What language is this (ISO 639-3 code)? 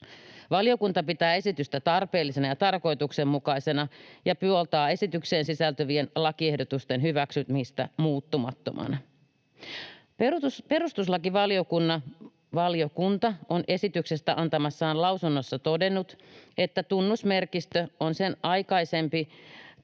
fin